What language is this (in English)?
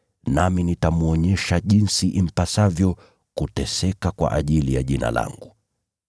Swahili